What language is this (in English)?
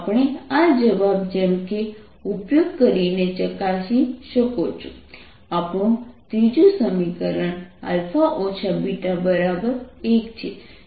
Gujarati